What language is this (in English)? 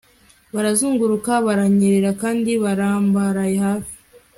Kinyarwanda